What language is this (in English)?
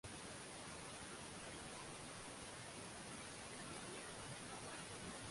Swahili